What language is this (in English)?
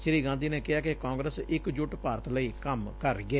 Punjabi